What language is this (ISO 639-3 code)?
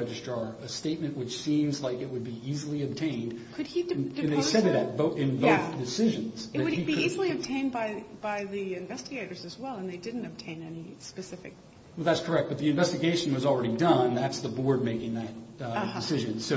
eng